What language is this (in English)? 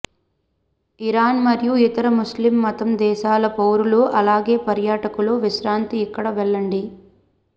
Telugu